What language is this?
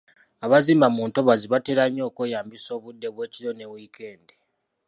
Ganda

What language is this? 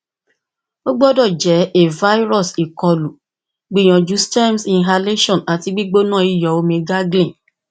Yoruba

